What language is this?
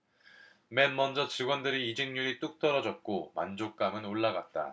Korean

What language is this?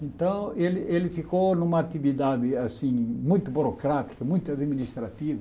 Portuguese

